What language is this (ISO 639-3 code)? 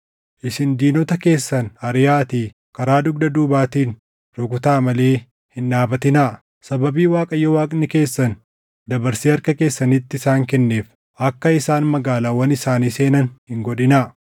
orm